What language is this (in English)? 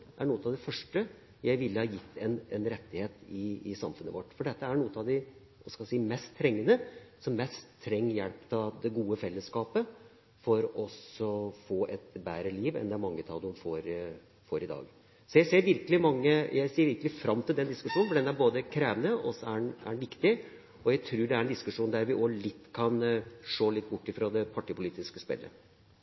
Norwegian